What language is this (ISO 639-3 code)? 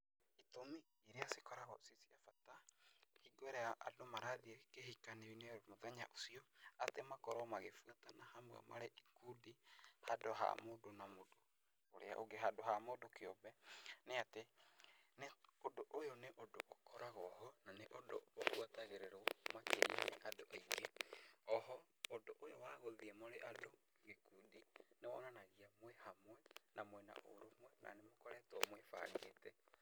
kik